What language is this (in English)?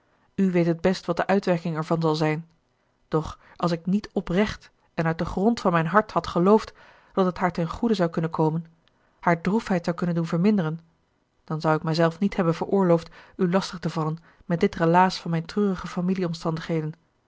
Dutch